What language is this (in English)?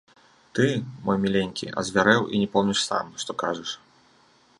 Belarusian